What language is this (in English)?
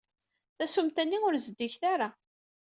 Kabyle